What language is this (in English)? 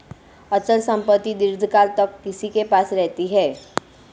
Hindi